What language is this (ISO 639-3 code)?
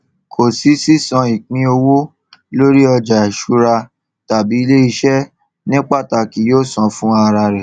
yor